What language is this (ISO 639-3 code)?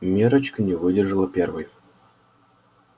rus